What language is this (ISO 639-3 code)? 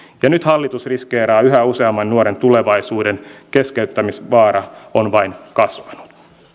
fin